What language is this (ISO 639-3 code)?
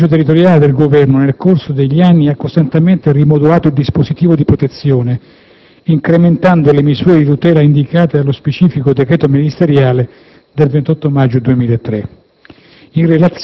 ita